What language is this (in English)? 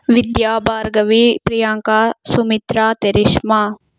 Telugu